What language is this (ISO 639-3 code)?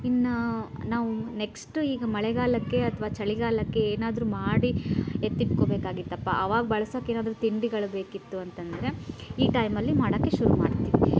kan